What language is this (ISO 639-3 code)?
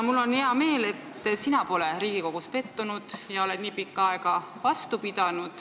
est